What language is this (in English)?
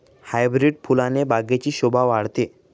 Marathi